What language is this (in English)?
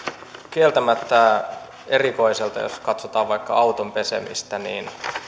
Finnish